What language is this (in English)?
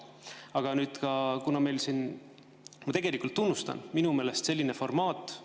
Estonian